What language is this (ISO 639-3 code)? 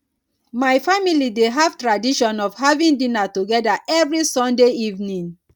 pcm